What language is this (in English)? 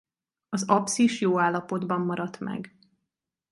Hungarian